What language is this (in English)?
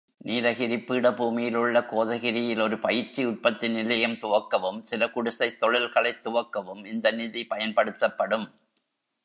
Tamil